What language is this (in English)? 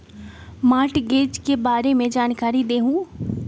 Magahi